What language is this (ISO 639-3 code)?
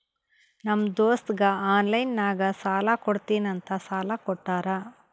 kan